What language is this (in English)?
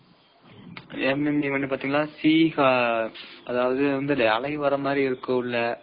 Tamil